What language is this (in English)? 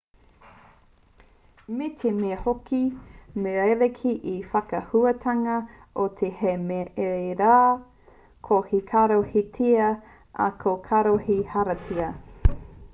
Māori